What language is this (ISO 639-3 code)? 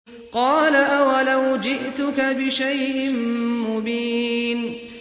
ara